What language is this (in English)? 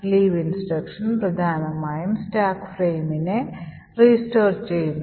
Malayalam